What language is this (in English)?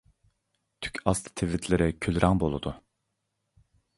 Uyghur